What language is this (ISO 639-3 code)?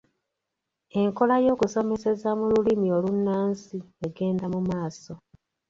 lug